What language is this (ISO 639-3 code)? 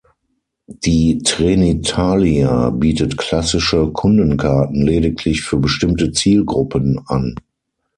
deu